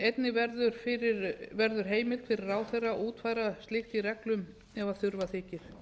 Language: Icelandic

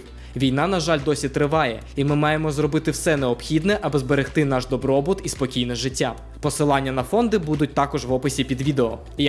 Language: Ukrainian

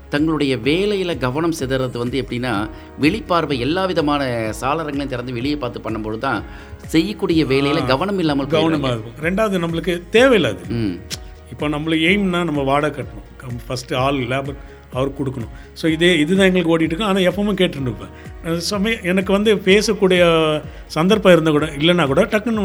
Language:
Tamil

